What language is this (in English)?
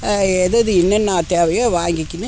Tamil